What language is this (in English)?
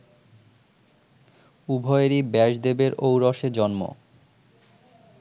Bangla